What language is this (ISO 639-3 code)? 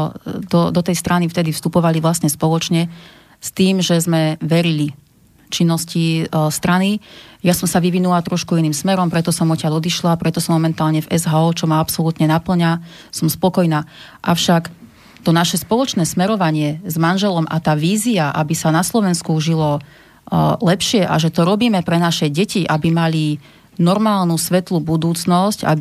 slk